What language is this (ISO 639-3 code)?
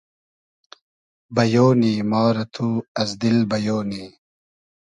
haz